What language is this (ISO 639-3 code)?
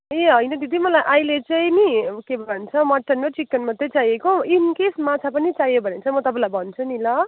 nep